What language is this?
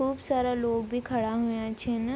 Garhwali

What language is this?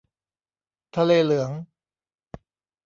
Thai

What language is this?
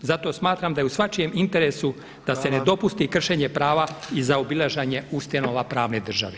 Croatian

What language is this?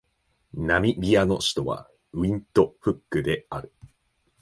Japanese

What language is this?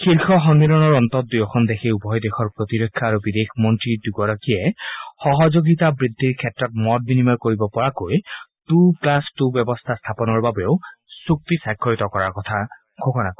Assamese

